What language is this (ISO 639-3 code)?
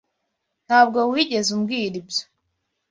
kin